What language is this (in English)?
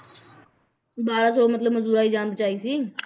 Punjabi